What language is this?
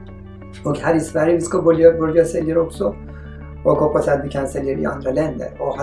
Swedish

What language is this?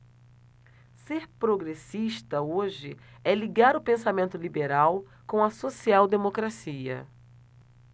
Portuguese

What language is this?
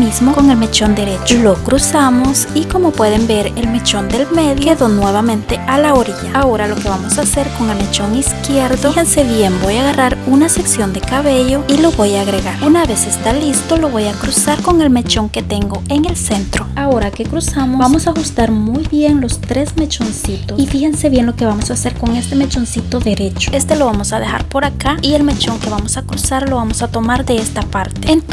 Spanish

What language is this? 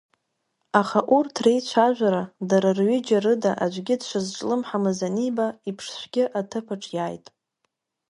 Abkhazian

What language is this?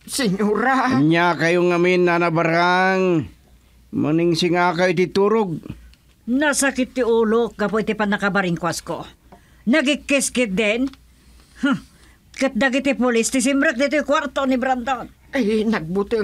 Filipino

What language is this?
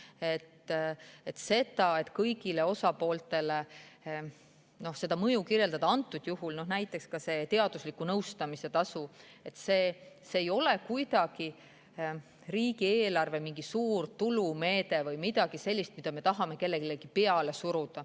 Estonian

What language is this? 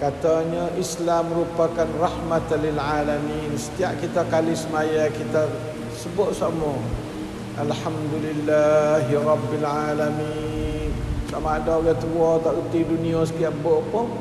Malay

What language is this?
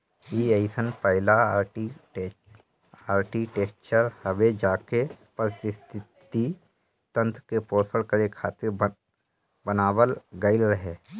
Bhojpuri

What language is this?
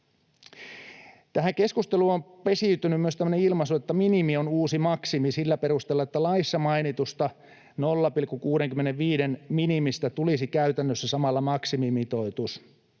Finnish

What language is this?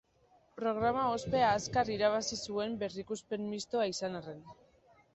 Basque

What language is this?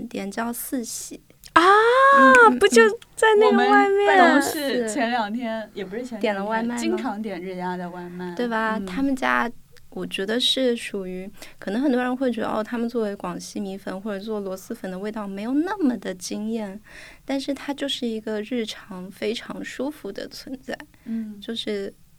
Chinese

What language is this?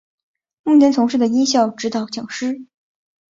Chinese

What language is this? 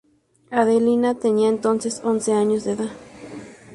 Spanish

